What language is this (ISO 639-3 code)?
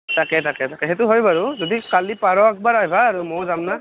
asm